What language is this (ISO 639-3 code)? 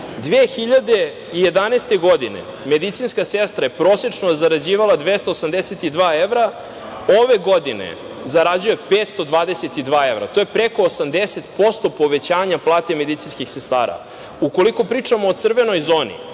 srp